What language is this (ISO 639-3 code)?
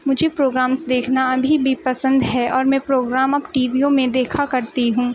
urd